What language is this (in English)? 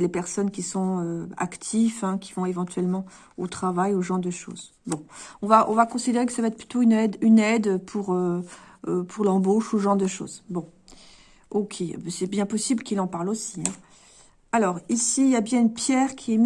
French